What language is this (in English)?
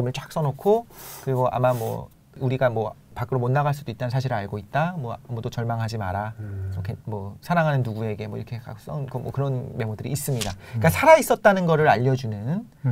Korean